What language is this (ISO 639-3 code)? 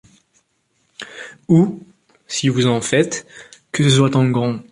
fra